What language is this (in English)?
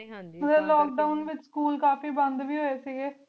Punjabi